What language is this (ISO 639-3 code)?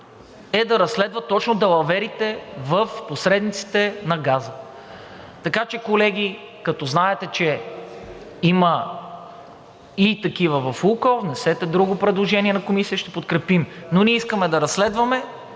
bul